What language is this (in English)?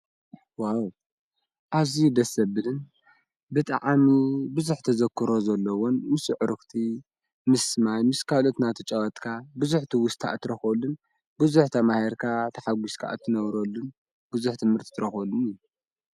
Tigrinya